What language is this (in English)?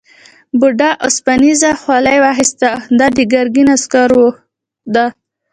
Pashto